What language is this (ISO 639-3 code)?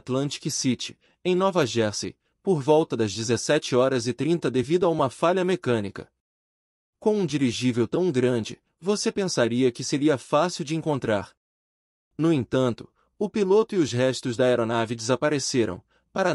por